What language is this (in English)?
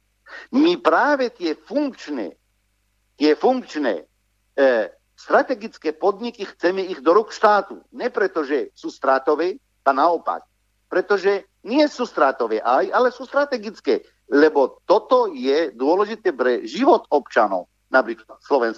Slovak